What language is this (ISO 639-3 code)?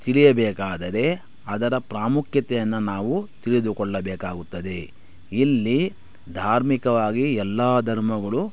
kan